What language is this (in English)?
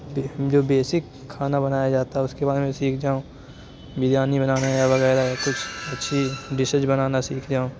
Urdu